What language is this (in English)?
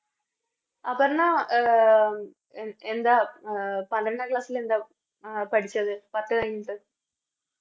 Malayalam